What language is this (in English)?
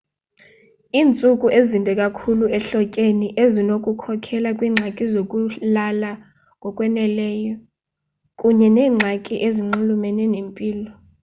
Xhosa